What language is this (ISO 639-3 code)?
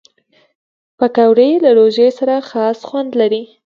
pus